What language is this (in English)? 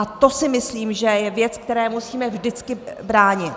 Czech